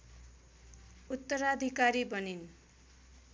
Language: Nepali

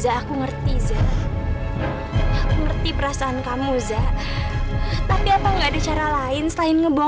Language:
Indonesian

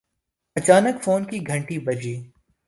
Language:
Urdu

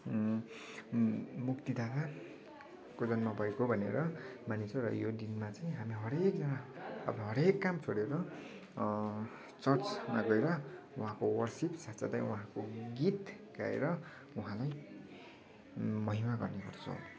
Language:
Nepali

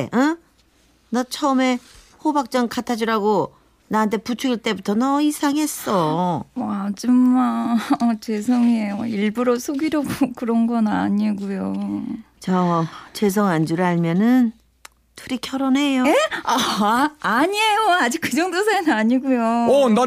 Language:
Korean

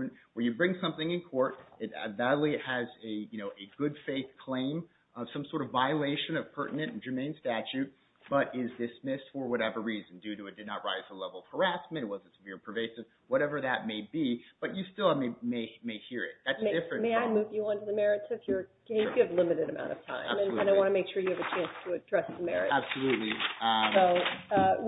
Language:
English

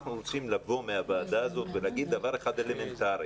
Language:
Hebrew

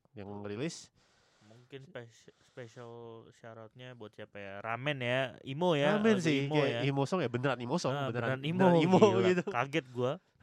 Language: Indonesian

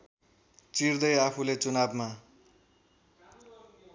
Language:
Nepali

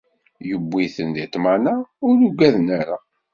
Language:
Kabyle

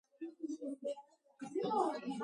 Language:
Georgian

